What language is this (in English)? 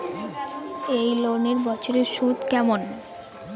Bangla